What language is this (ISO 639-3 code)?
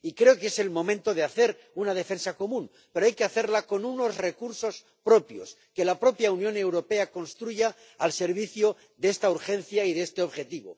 spa